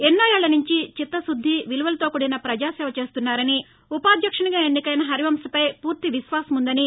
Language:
Telugu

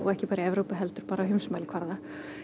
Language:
Icelandic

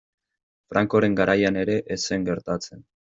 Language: Basque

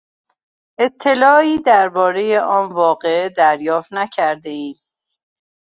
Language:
Persian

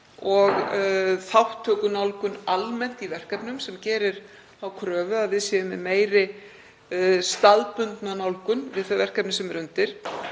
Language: Icelandic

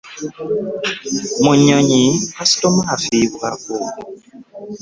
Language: Ganda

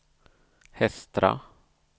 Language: Swedish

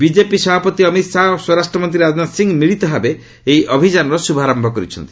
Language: Odia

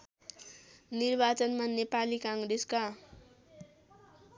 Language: Nepali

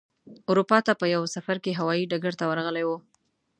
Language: Pashto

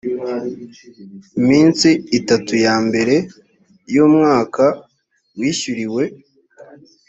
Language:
Kinyarwanda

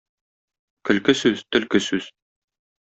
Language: Tatar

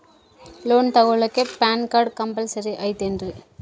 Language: Kannada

